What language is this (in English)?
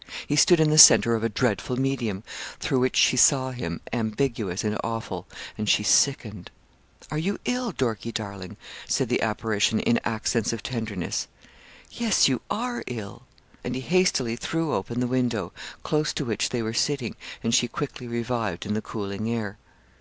English